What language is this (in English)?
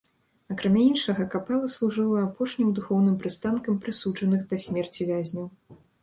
Belarusian